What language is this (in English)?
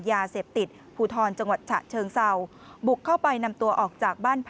Thai